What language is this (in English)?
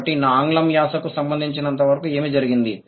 Telugu